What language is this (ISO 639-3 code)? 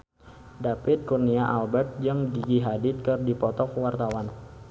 sun